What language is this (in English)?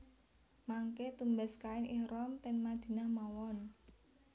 Javanese